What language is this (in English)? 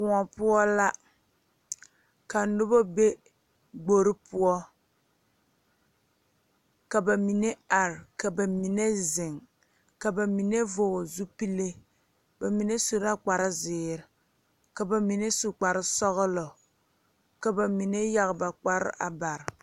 Southern Dagaare